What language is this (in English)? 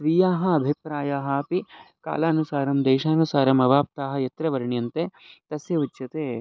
Sanskrit